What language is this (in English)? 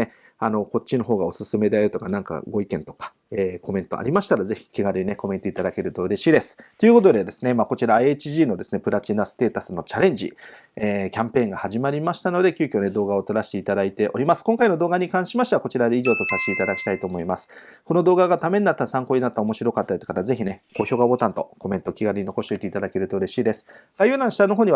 Japanese